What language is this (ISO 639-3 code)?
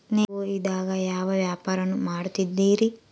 kan